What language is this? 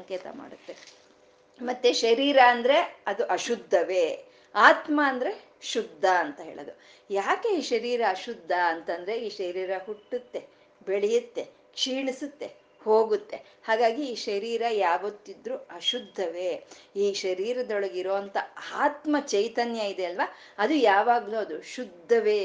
Kannada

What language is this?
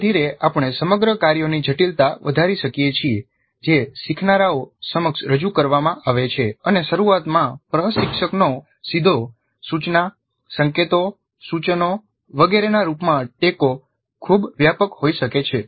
Gujarati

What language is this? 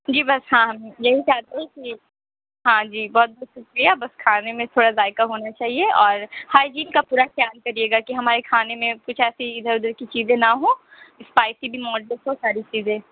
Urdu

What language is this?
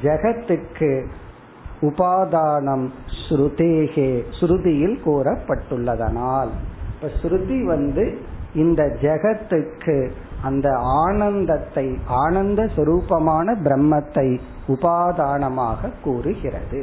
Tamil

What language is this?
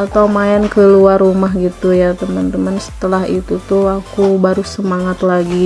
Indonesian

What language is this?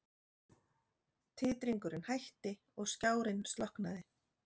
Icelandic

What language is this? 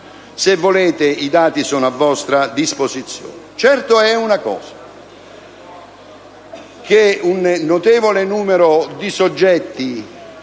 Italian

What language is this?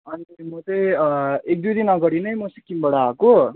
Nepali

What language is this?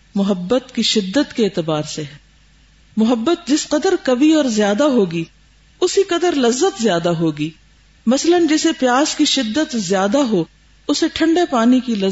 Urdu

